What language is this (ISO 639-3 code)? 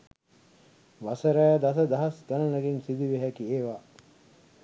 sin